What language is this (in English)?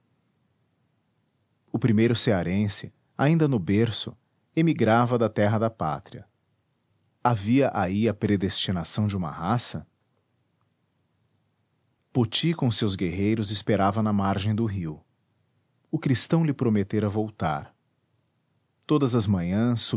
Portuguese